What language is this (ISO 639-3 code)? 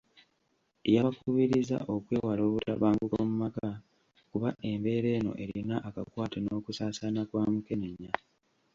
lug